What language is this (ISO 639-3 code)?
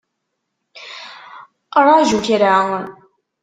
kab